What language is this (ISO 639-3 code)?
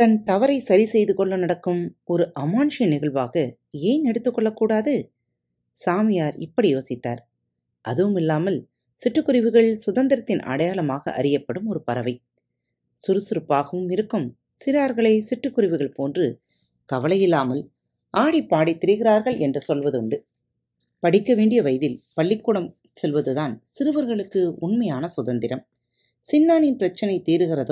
tam